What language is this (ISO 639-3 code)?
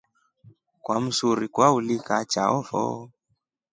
rof